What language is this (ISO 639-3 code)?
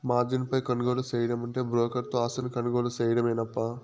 tel